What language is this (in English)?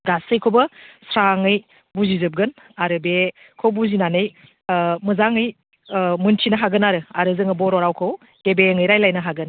Bodo